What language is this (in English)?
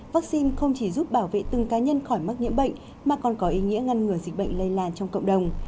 Vietnamese